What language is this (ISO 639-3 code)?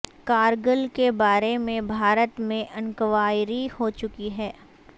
urd